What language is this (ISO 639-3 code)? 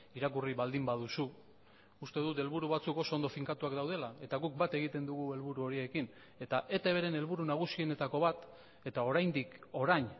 eus